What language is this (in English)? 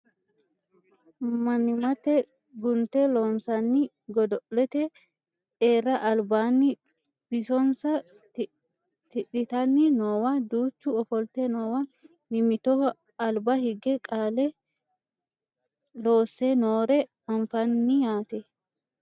Sidamo